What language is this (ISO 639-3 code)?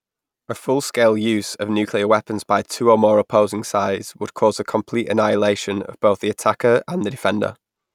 eng